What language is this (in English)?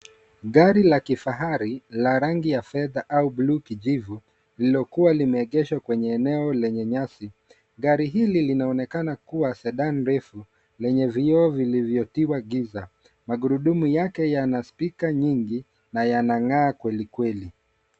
Swahili